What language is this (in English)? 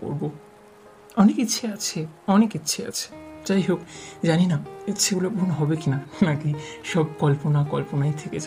Bangla